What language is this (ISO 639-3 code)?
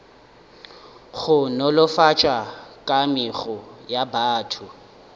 nso